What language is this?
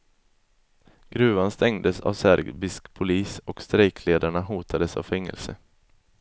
Swedish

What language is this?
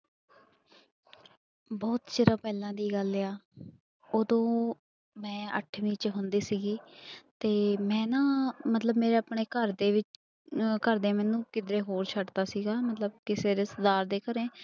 Punjabi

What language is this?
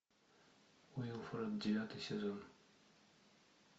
Russian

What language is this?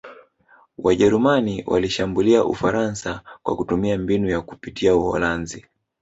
Swahili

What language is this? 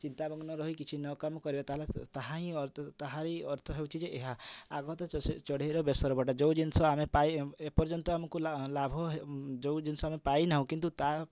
Odia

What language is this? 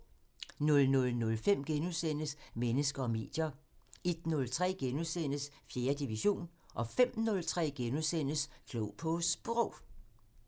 Danish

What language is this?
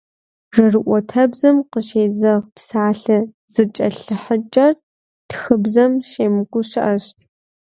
Kabardian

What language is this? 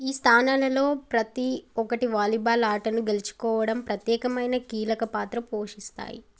Telugu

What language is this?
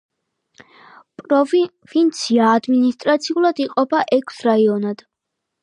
Georgian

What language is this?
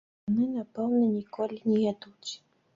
Belarusian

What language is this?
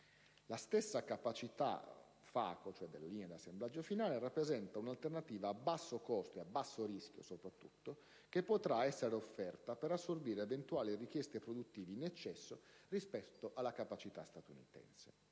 Italian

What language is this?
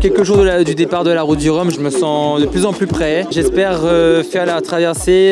French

